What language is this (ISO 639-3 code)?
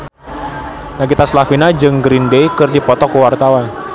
sun